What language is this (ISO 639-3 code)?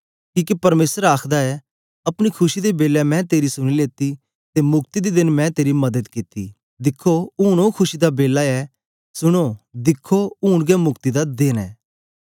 doi